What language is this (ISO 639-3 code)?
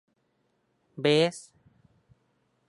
tha